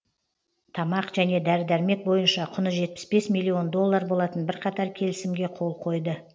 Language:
Kazakh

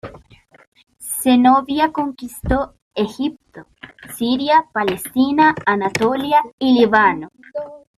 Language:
Spanish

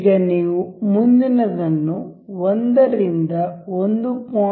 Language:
Kannada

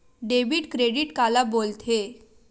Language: Chhattisgarhi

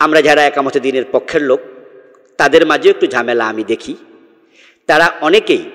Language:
Indonesian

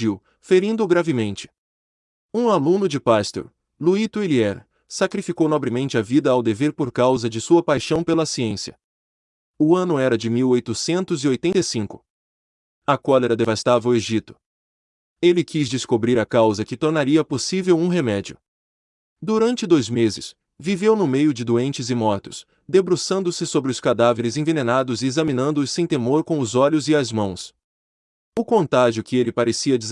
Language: Portuguese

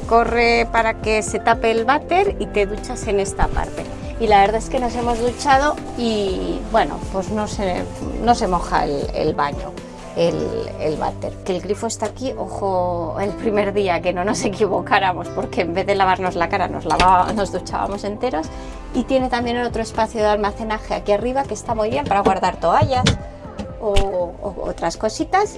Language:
Spanish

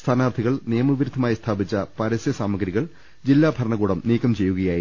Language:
Malayalam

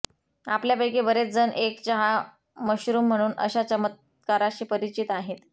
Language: Marathi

